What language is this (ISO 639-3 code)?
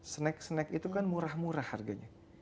ind